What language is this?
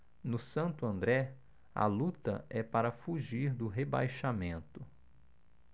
Portuguese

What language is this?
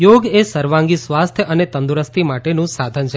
Gujarati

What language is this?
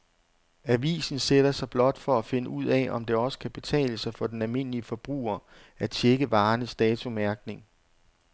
Danish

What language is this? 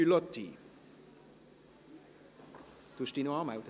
Swiss German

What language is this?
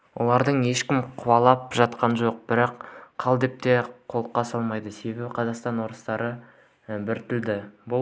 Kazakh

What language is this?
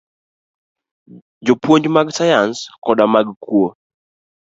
Luo (Kenya and Tanzania)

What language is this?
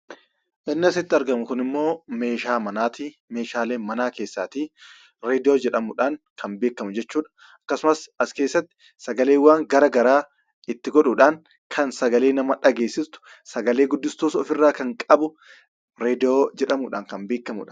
Oromo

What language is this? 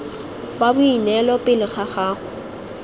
Tswana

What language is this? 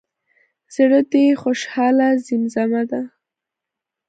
Pashto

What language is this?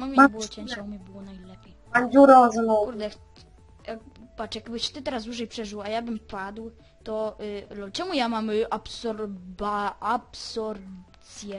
Polish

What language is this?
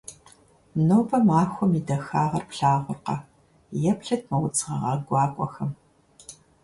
Kabardian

